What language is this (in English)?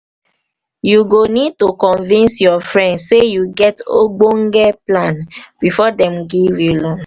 Nigerian Pidgin